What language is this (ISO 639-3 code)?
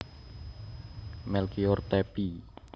jav